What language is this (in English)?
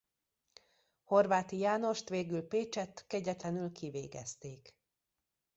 Hungarian